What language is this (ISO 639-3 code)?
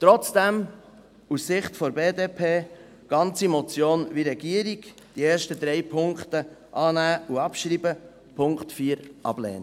gsw